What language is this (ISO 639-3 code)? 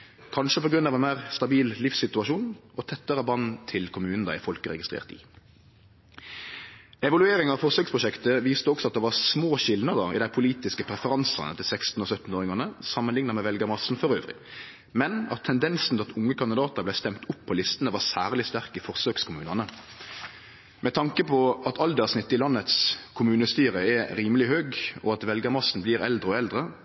nno